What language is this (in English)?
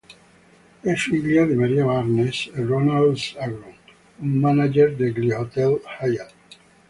Italian